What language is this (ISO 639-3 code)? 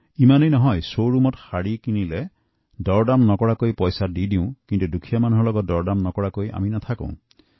asm